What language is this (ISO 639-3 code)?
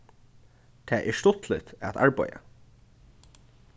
fao